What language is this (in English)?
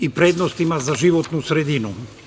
Serbian